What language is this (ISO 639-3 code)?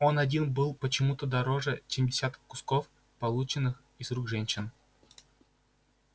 rus